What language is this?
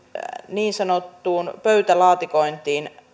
Finnish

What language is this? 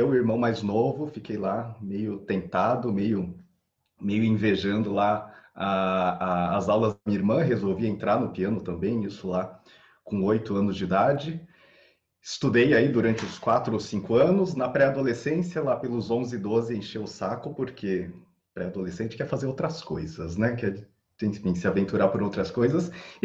Portuguese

